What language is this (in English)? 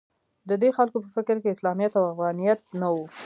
Pashto